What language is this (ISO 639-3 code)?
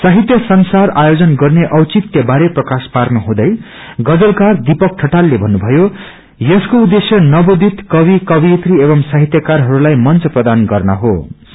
nep